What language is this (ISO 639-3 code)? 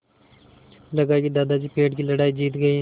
hin